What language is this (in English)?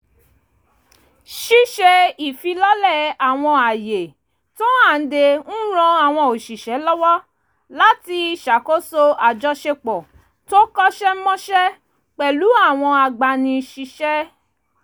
Yoruba